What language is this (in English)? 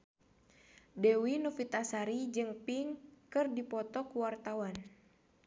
Sundanese